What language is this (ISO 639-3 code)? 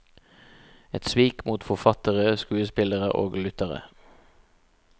nor